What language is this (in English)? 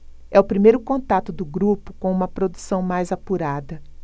Portuguese